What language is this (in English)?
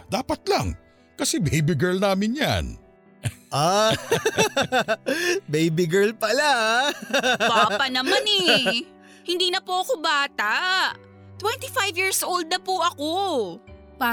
Filipino